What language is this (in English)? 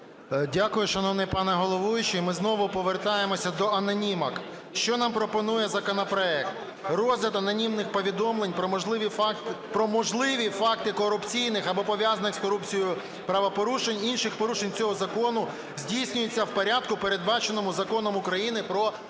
Ukrainian